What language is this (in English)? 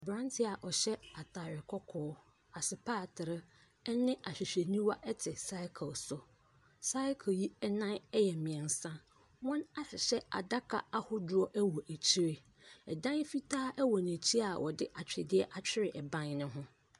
Akan